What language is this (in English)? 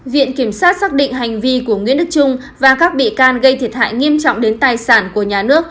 Vietnamese